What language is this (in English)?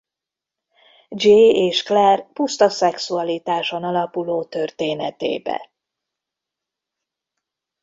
Hungarian